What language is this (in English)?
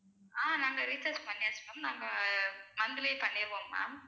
Tamil